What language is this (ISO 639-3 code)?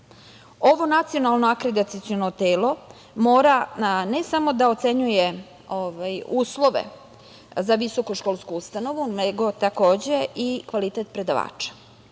srp